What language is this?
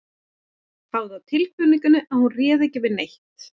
Icelandic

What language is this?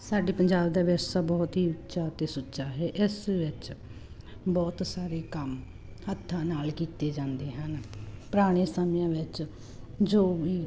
Punjabi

